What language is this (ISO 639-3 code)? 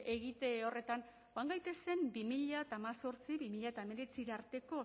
eus